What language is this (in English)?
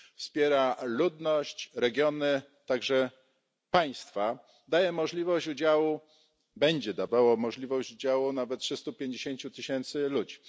Polish